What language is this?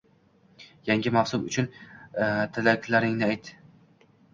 Uzbek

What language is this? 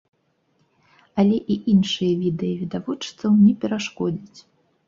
Belarusian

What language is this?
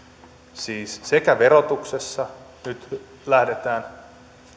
Finnish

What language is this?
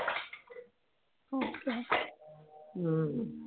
Tamil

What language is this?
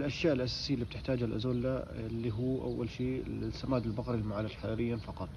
Arabic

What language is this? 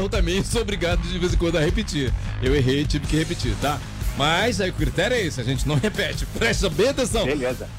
Portuguese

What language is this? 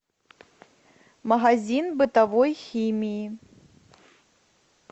Russian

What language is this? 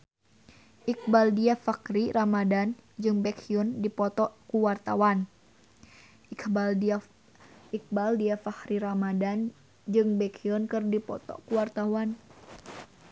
Sundanese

